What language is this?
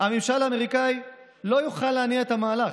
Hebrew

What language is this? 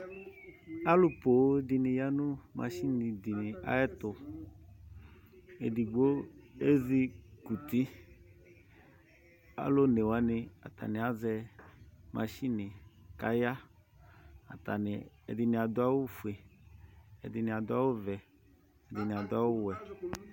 Ikposo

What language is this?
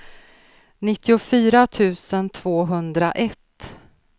Swedish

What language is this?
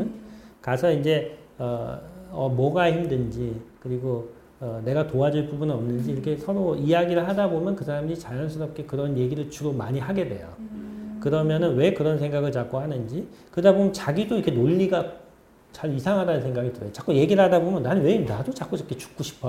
Korean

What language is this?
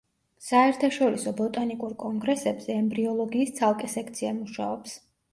Georgian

